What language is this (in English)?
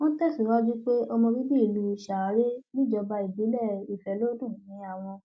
Yoruba